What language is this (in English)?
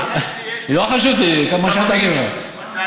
Hebrew